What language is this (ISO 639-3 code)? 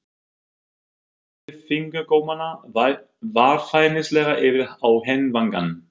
isl